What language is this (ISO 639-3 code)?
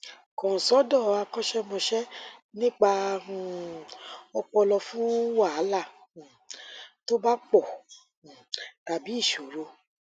yor